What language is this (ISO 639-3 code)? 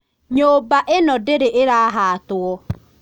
kik